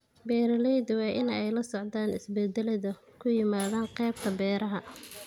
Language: Somali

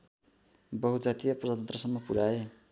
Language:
Nepali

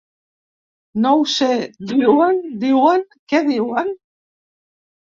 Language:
Catalan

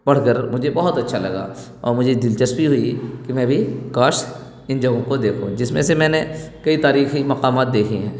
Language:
Urdu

